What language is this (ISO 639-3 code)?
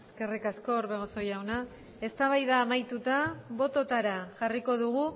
eus